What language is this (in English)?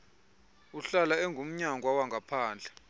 Xhosa